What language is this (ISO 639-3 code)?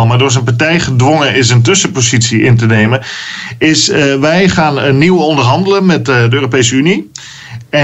nld